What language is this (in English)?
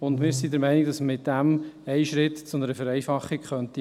Swiss German